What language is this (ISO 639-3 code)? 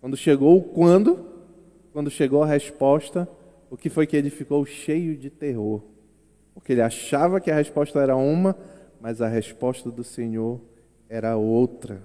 por